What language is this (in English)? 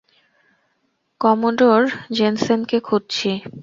Bangla